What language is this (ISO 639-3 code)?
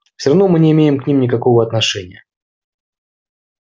rus